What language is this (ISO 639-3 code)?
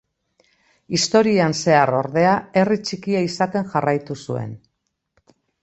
eus